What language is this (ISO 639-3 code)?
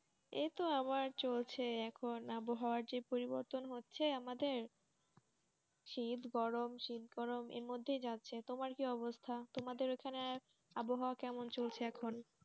ben